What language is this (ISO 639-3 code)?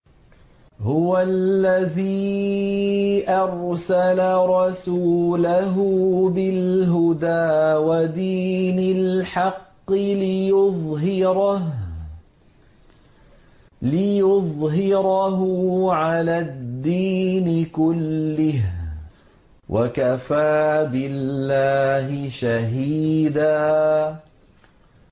ara